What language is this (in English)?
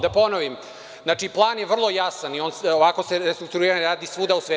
Serbian